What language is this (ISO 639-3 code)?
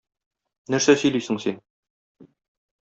tat